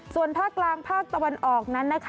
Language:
Thai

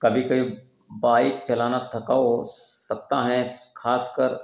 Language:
Hindi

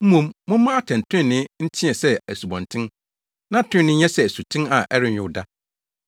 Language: Akan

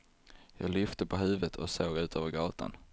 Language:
Swedish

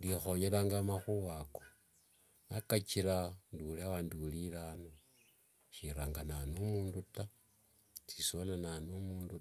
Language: Wanga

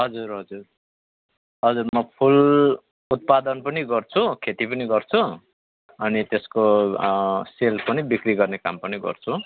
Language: Nepali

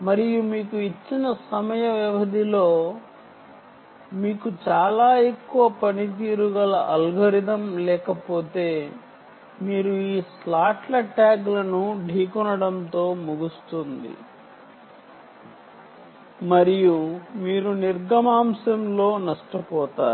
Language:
Telugu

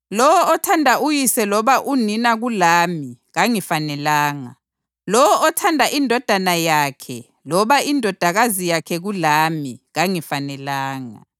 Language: North Ndebele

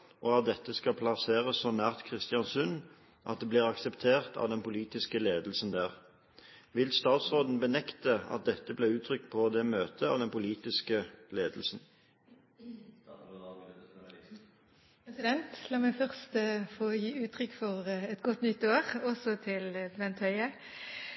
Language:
Norwegian Bokmål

